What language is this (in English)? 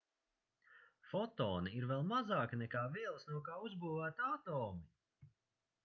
Latvian